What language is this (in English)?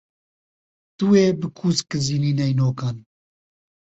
Kurdish